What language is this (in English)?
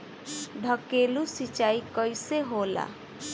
Bhojpuri